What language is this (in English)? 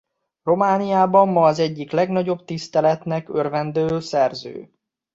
Hungarian